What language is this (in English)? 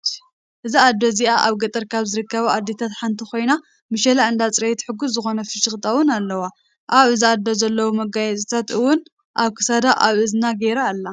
Tigrinya